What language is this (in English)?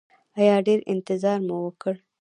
Pashto